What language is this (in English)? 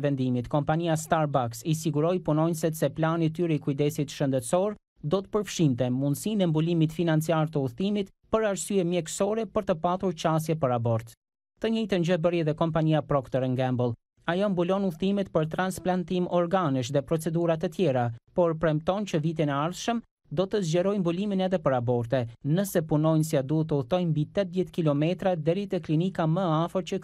Romanian